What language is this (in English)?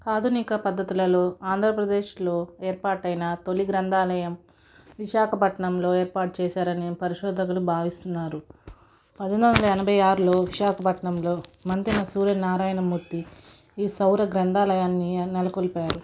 Telugu